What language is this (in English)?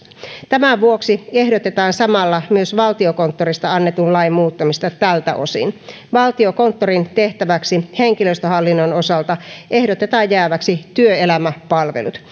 Finnish